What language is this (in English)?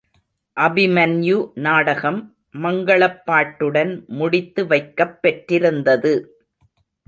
Tamil